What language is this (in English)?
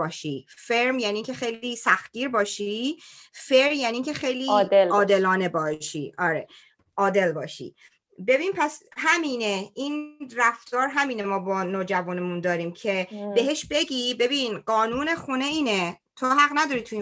Persian